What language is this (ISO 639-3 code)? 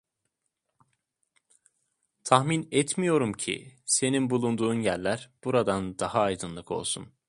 tur